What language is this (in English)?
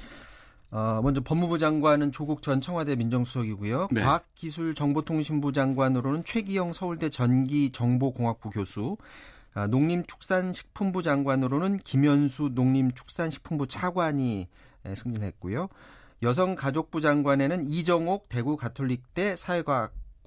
Korean